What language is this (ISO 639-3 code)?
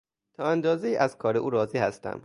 fas